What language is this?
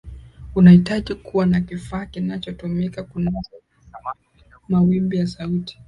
Swahili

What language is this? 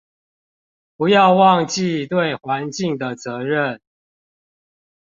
Chinese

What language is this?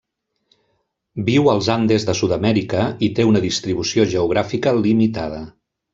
Catalan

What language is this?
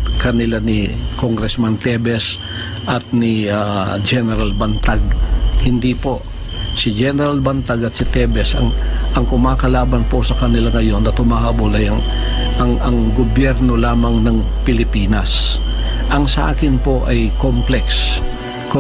Filipino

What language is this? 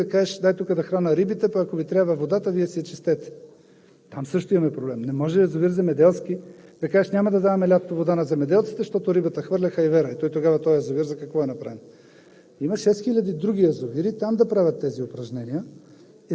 Bulgarian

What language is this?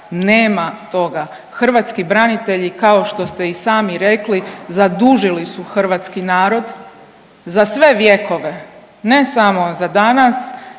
Croatian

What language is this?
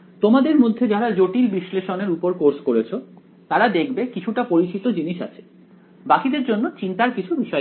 Bangla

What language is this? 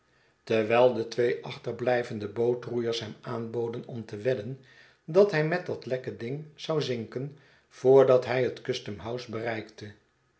Dutch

